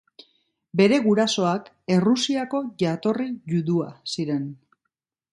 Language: Basque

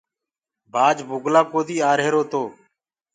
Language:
Gurgula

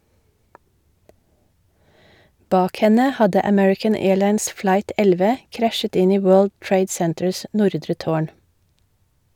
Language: Norwegian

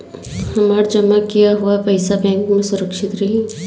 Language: Bhojpuri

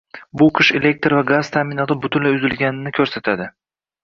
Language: Uzbek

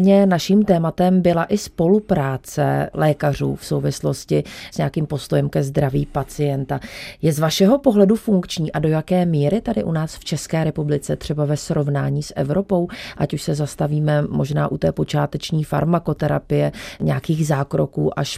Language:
Czech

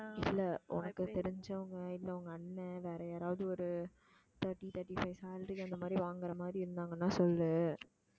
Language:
Tamil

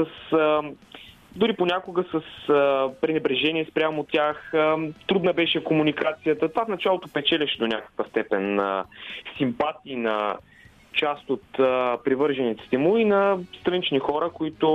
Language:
Bulgarian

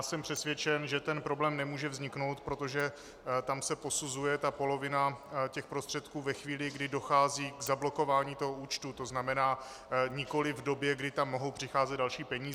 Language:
Czech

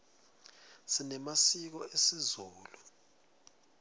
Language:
Swati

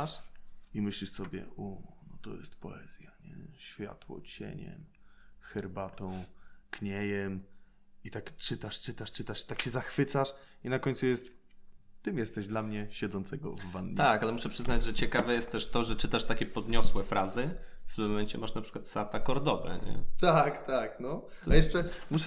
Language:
Polish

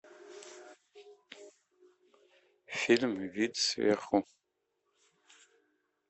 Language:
Russian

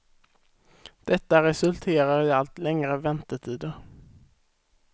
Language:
Swedish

